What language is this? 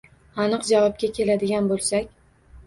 Uzbek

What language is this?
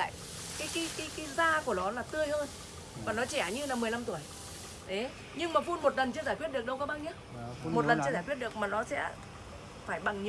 Vietnamese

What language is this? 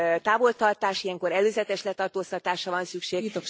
Hungarian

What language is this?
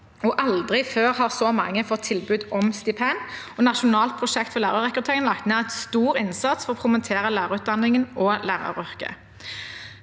Norwegian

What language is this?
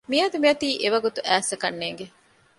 Divehi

